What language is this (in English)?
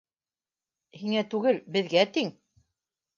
Bashkir